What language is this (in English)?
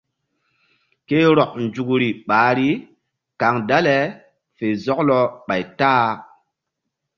Mbum